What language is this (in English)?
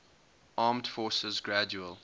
English